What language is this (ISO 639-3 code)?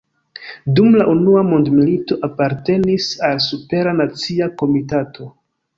epo